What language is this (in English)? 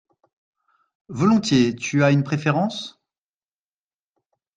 French